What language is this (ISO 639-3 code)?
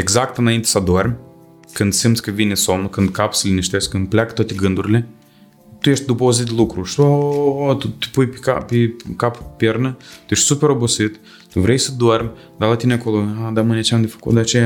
ron